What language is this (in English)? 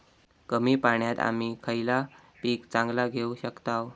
Marathi